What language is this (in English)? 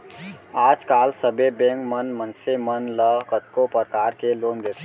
Chhattisgarhi